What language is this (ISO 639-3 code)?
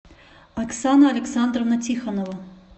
rus